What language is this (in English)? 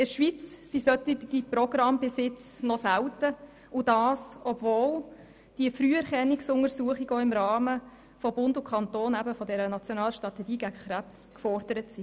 Swiss German